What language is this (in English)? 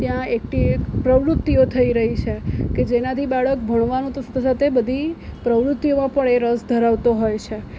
Gujarati